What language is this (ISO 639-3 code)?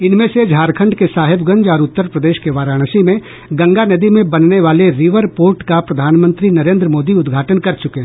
hin